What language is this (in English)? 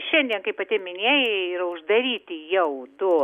Lithuanian